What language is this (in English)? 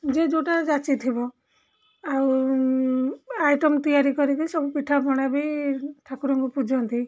Odia